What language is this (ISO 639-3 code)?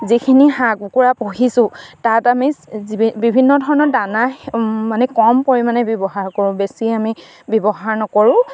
asm